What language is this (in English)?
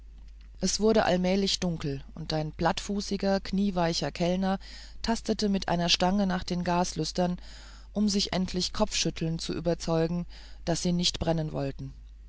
German